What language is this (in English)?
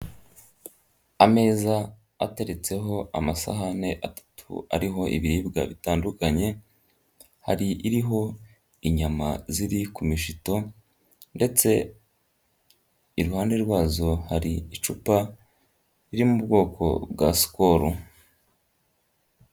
Kinyarwanda